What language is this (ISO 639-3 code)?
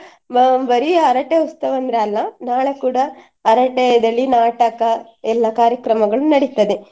kan